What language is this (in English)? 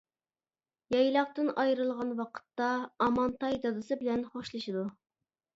Uyghur